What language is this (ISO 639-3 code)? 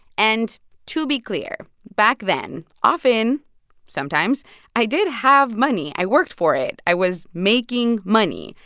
eng